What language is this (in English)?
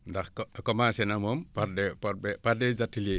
Wolof